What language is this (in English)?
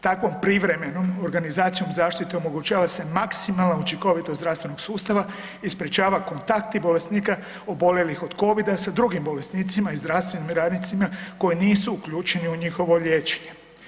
Croatian